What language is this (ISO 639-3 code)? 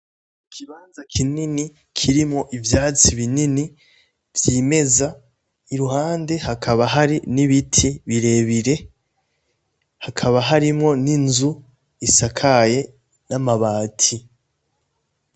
run